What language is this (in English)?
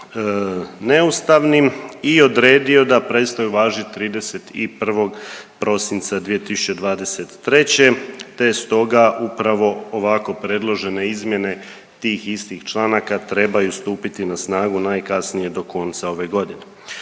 Croatian